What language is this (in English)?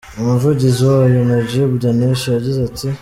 Kinyarwanda